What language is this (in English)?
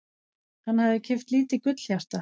Icelandic